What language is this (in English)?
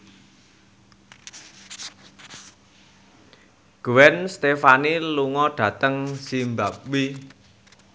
Javanese